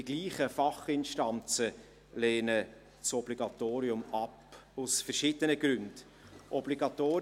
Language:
Swiss German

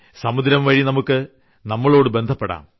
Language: Malayalam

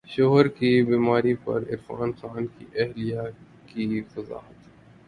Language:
Urdu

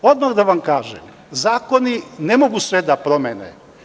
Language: Serbian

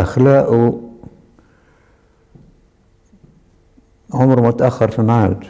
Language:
Arabic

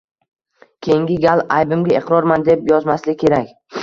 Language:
Uzbek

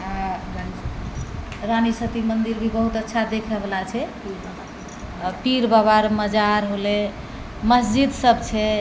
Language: Maithili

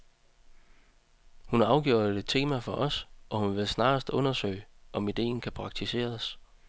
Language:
Danish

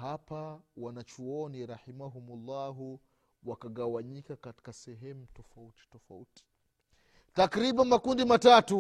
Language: Swahili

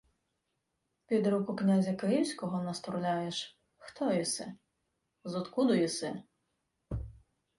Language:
Ukrainian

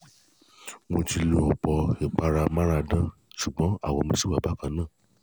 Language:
Yoruba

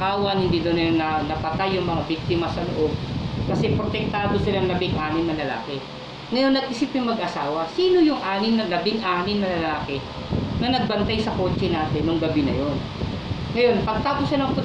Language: Filipino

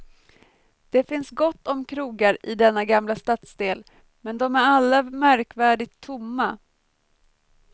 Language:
Swedish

